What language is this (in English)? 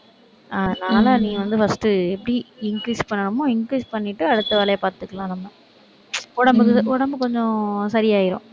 Tamil